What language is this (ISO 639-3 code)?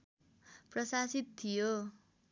nep